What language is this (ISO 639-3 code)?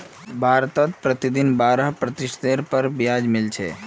mag